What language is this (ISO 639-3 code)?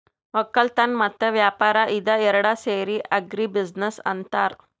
kan